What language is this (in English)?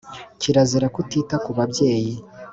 Kinyarwanda